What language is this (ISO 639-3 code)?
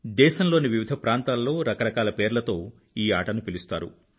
tel